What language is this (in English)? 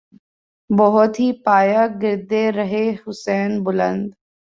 Urdu